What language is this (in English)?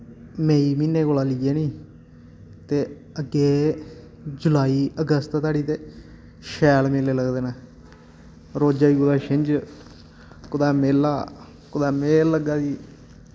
Dogri